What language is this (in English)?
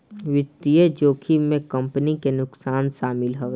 Bhojpuri